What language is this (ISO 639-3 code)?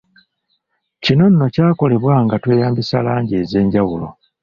lug